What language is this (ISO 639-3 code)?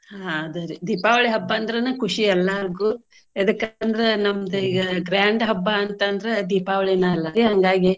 kan